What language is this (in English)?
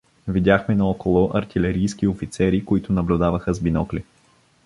Bulgarian